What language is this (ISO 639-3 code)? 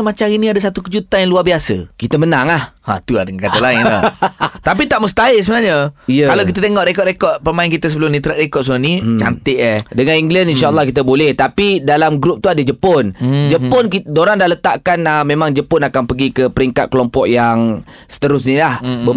msa